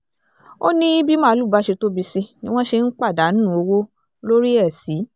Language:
Yoruba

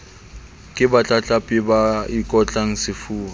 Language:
Southern Sotho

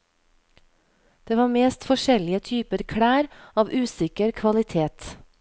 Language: Norwegian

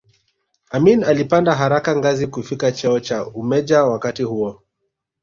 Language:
Swahili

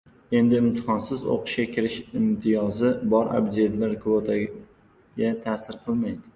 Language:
Uzbek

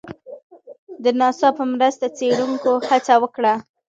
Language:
Pashto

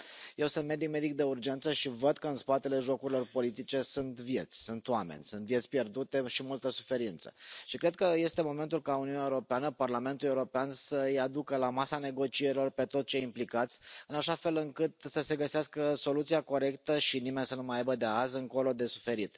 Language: Romanian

